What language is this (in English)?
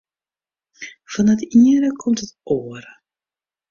Western Frisian